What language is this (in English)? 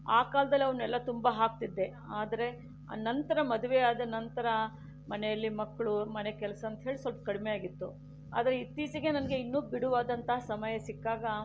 Kannada